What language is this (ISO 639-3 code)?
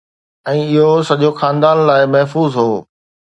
snd